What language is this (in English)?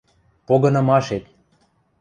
Western Mari